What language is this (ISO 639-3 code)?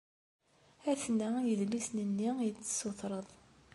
kab